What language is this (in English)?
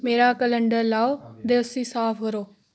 Dogri